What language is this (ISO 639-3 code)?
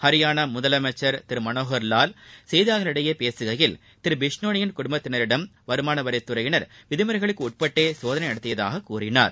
tam